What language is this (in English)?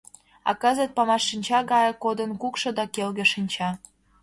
Mari